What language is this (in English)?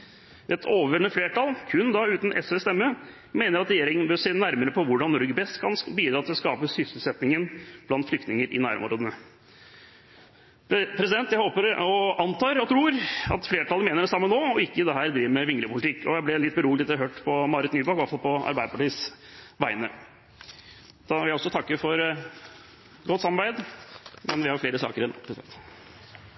Norwegian